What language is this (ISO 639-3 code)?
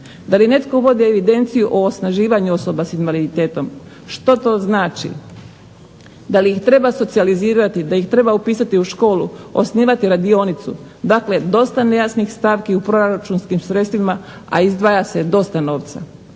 hrv